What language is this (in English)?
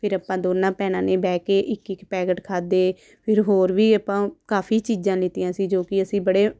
Punjabi